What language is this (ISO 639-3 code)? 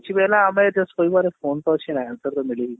ori